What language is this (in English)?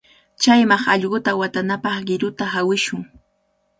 Cajatambo North Lima Quechua